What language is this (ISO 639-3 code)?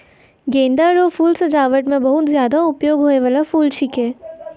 mai